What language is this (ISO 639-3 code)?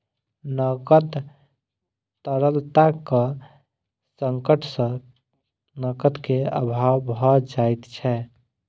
mai